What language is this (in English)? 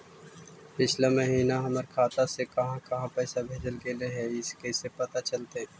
Magahi